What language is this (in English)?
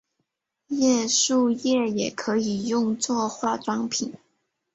Chinese